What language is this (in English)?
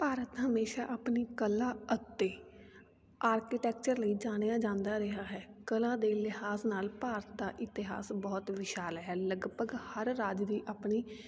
Punjabi